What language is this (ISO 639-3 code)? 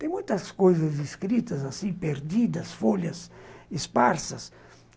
por